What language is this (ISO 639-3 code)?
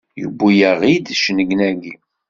kab